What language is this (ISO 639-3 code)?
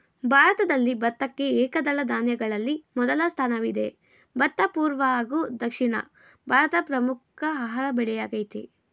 kan